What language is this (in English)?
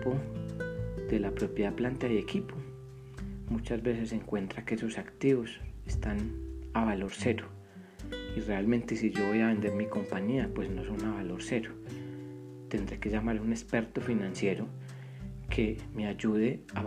Spanish